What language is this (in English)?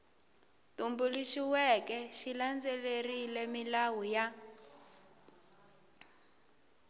Tsonga